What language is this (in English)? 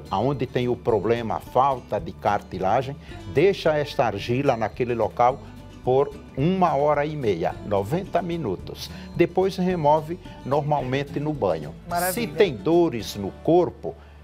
Portuguese